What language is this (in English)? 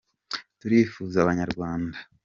Kinyarwanda